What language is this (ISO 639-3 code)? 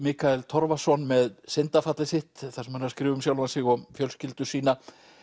isl